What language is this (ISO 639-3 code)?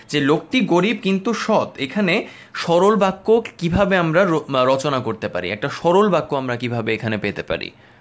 ben